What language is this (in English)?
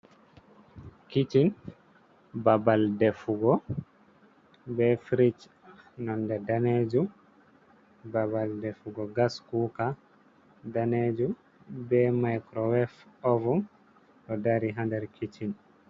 Fula